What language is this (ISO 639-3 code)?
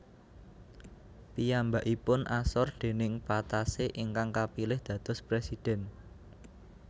jav